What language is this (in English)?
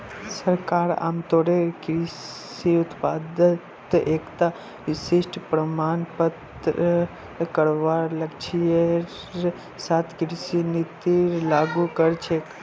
Magahi